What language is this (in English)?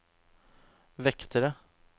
Norwegian